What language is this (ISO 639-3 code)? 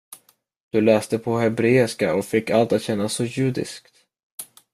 swe